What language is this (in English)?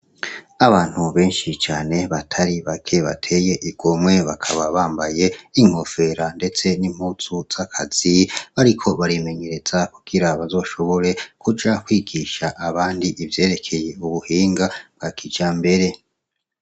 Rundi